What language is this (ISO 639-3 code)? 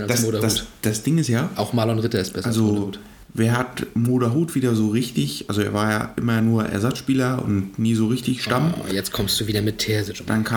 deu